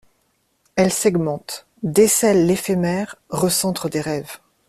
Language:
French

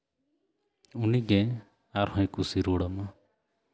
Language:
Santali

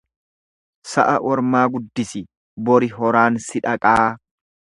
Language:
Oromo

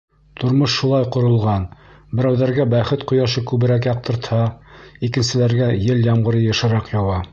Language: Bashkir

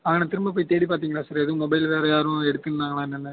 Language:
Tamil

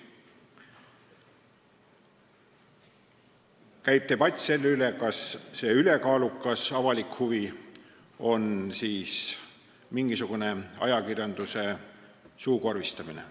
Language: Estonian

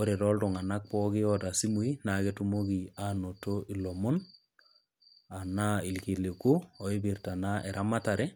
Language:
Masai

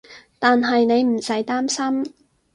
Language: Cantonese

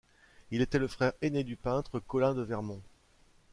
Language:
French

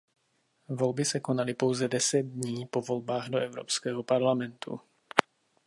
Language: Czech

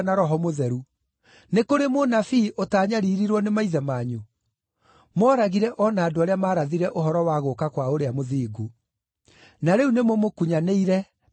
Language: Kikuyu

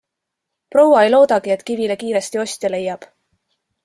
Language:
Estonian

